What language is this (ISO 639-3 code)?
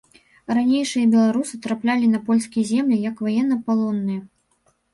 bel